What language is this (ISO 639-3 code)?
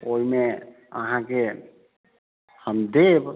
mai